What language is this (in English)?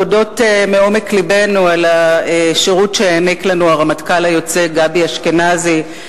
Hebrew